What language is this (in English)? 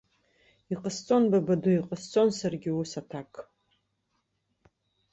Abkhazian